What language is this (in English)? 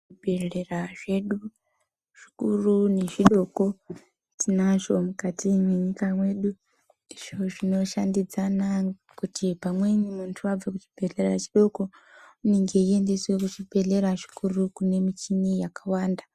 Ndau